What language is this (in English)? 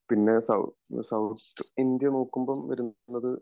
Malayalam